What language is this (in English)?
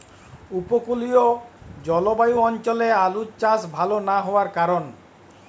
Bangla